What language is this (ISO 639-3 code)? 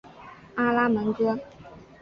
zho